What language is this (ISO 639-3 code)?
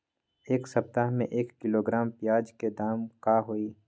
mag